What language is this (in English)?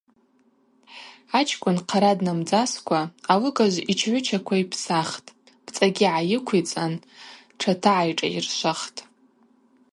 Abaza